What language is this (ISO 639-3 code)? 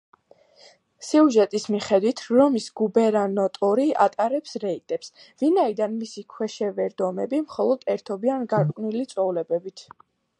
kat